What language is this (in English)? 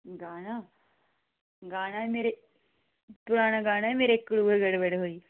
Dogri